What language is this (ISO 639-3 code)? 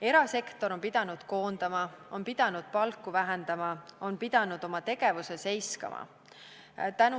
est